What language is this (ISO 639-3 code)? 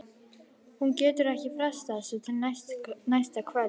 isl